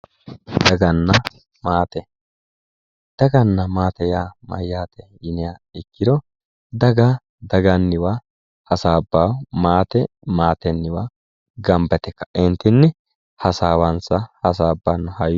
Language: Sidamo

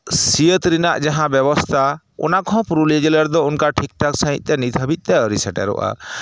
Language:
Santali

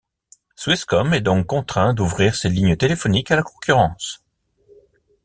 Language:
French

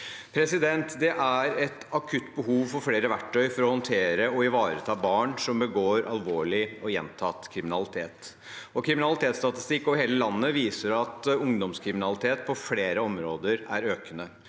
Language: Norwegian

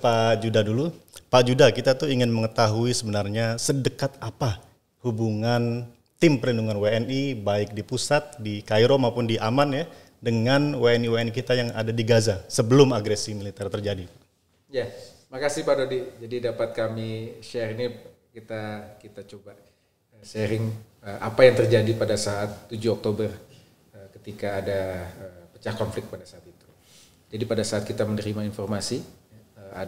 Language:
Indonesian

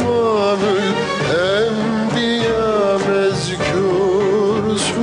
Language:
Arabic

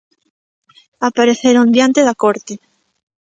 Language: Galician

